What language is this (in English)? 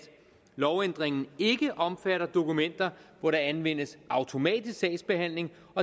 Danish